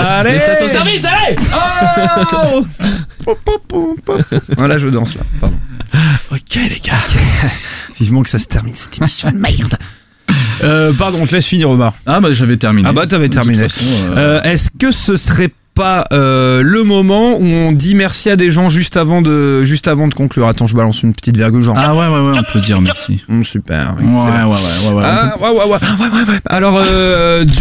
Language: French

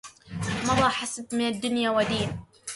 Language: Arabic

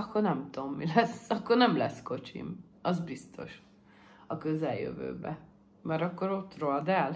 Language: Hungarian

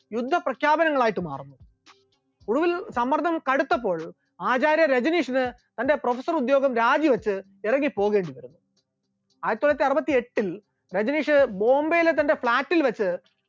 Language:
Malayalam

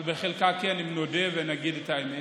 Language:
Hebrew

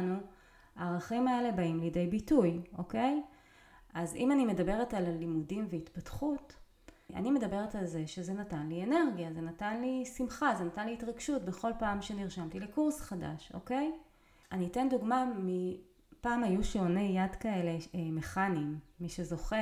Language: Hebrew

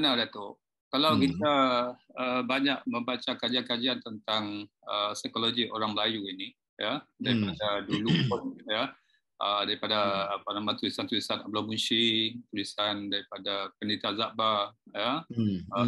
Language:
Malay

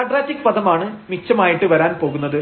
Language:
Malayalam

